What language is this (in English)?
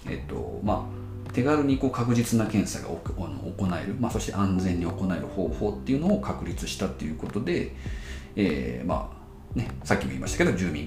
Japanese